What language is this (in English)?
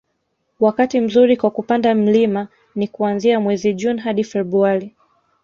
Swahili